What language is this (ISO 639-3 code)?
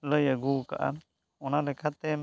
sat